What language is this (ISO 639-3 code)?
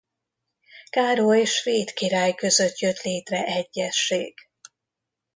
hun